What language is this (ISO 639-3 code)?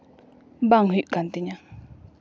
sat